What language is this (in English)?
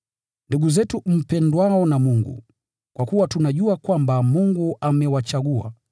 Swahili